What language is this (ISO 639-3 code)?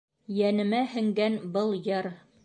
bak